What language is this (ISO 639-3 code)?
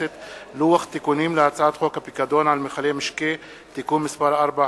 heb